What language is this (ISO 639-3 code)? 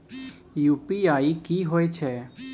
mai